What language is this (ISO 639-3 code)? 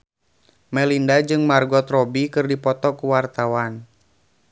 sun